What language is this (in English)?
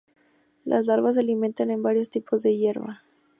Spanish